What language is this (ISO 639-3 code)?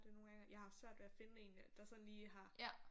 dan